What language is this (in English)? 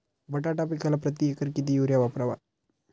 Marathi